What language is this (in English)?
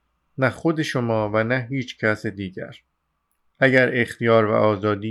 Persian